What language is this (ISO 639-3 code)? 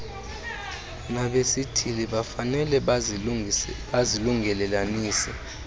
xho